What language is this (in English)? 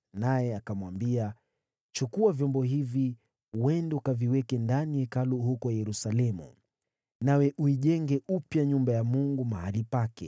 Swahili